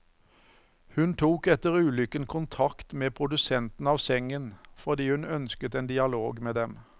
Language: Norwegian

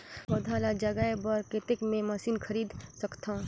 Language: Chhattisgarhi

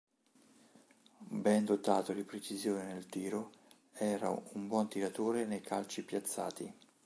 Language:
Italian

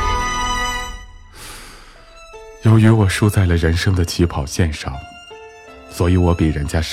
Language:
Chinese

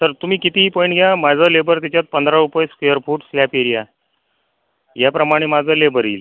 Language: Marathi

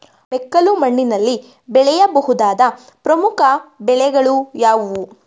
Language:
Kannada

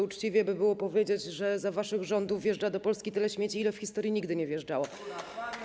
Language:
Polish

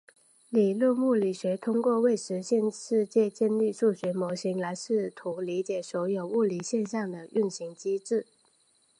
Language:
Chinese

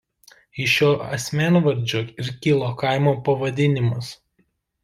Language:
Lithuanian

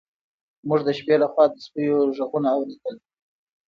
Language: Pashto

